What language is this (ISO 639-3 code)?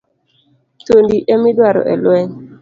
luo